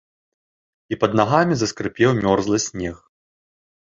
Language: Belarusian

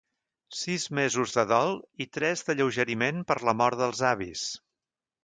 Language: Catalan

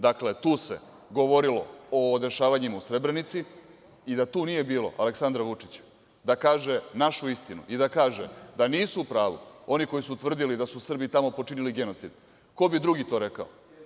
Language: Serbian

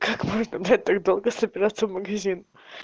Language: Russian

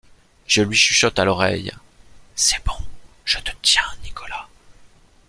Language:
French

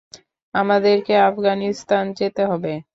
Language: Bangla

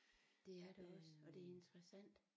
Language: Danish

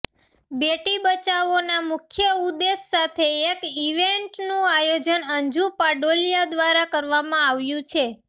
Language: Gujarati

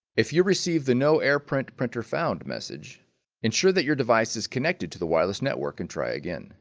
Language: English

